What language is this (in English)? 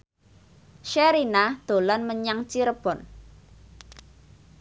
Javanese